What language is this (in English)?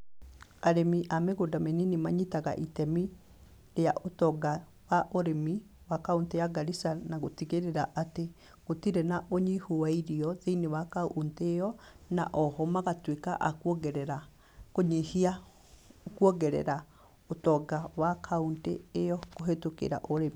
Kikuyu